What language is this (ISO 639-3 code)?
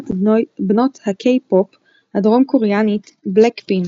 heb